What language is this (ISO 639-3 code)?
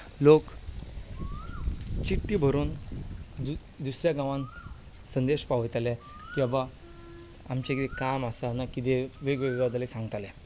kok